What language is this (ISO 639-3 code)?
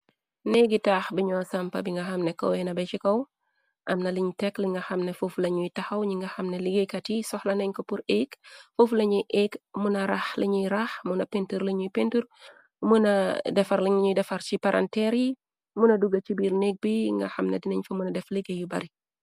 wol